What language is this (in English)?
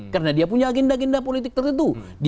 Indonesian